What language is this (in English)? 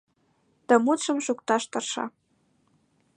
Mari